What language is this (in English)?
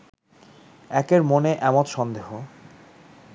Bangla